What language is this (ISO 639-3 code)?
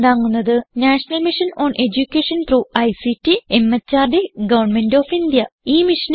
mal